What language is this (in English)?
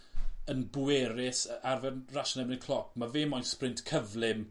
Welsh